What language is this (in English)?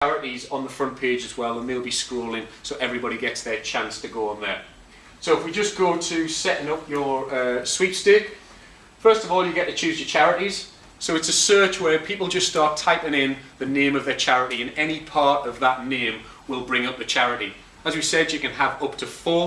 English